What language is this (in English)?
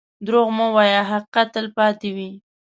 Pashto